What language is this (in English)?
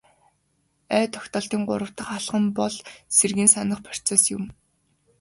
Mongolian